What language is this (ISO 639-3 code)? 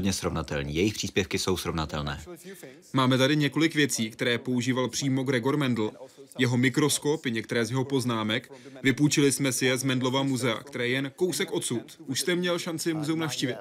ces